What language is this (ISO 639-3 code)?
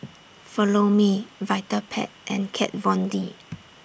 eng